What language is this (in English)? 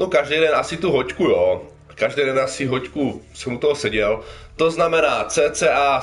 Czech